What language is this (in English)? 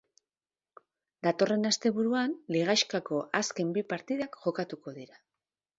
Basque